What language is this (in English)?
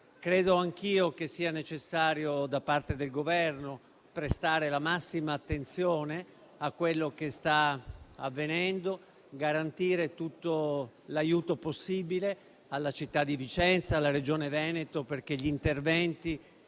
Italian